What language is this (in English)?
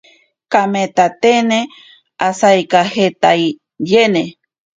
Ashéninka Perené